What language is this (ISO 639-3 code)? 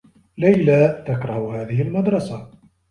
ara